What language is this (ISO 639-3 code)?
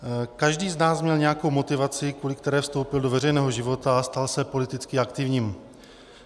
ces